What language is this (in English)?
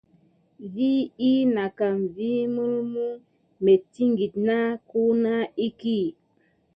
Gidar